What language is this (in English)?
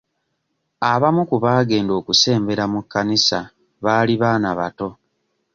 Ganda